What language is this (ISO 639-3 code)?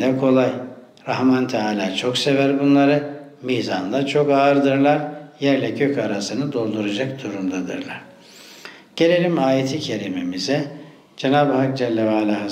tur